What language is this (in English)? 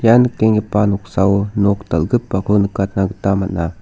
Garo